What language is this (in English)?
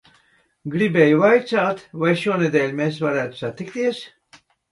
Latvian